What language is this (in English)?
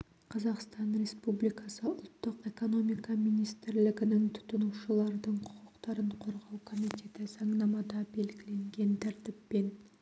Kazakh